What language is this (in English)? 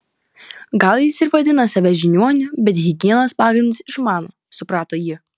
Lithuanian